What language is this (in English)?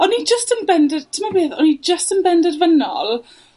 Welsh